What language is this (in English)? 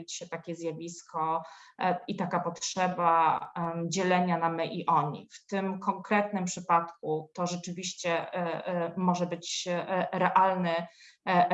Polish